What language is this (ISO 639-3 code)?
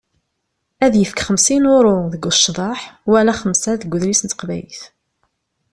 kab